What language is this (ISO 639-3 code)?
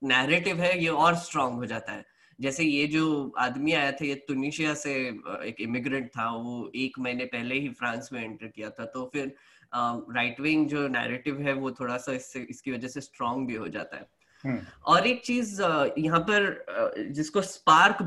hin